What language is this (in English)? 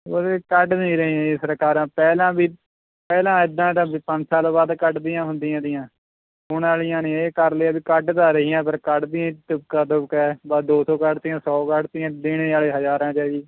Punjabi